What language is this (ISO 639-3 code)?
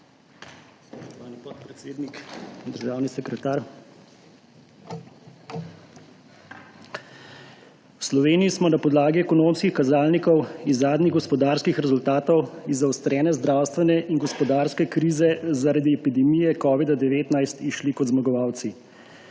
slv